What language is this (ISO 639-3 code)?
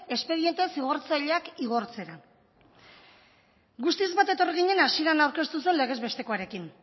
eus